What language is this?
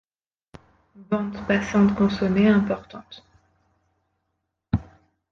French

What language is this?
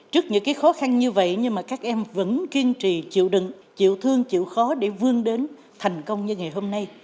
Vietnamese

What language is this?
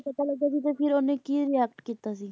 Punjabi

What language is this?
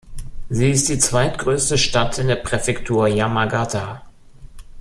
German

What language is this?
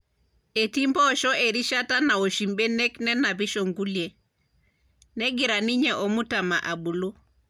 Masai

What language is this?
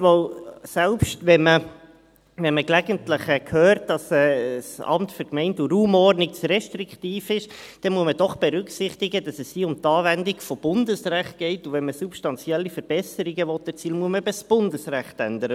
Swiss German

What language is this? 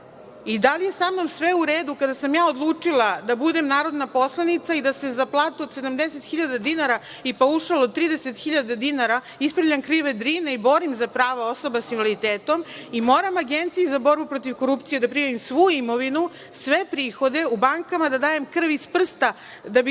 Serbian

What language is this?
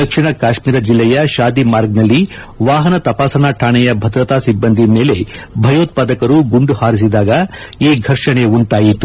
Kannada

